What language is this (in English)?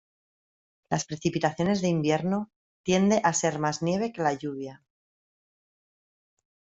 Spanish